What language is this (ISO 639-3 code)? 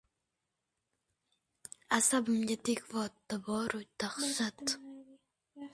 uzb